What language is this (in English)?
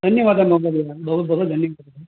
Sanskrit